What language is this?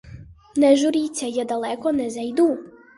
Ukrainian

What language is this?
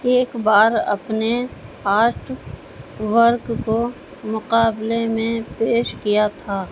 Urdu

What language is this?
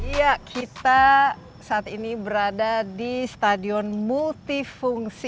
Indonesian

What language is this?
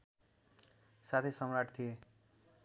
Nepali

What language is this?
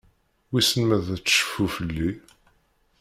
Kabyle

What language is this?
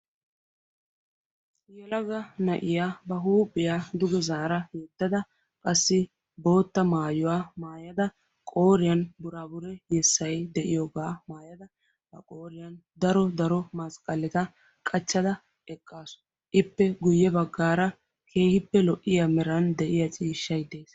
Wolaytta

